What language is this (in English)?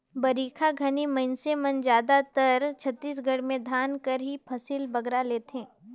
Chhattisgarhi